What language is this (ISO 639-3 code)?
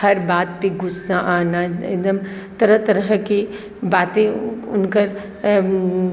mai